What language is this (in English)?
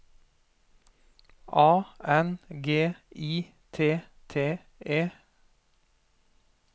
Norwegian